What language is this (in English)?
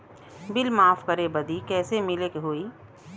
Bhojpuri